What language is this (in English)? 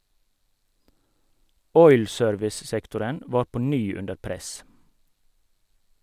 Norwegian